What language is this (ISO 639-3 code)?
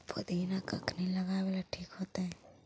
mag